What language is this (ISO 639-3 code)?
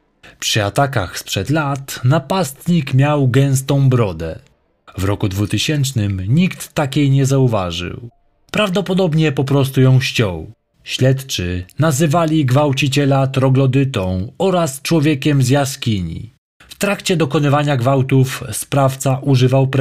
pol